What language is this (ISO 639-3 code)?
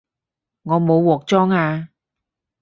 yue